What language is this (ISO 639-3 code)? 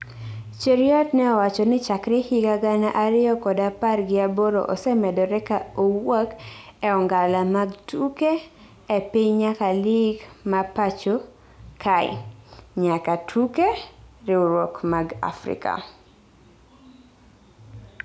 luo